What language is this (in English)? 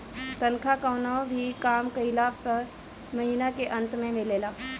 Bhojpuri